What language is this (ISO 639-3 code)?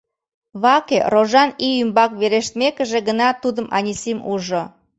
chm